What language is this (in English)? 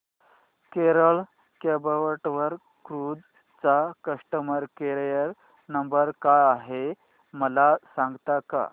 Marathi